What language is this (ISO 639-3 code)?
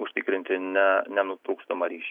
lit